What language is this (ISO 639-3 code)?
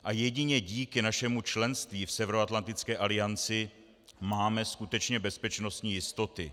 ces